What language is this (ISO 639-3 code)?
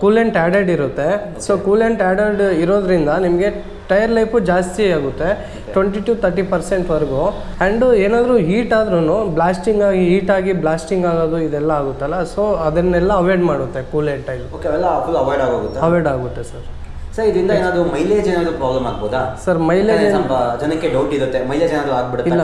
kan